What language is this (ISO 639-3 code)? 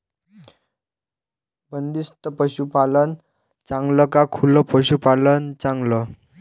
mar